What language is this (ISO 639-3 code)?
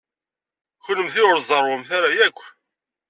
kab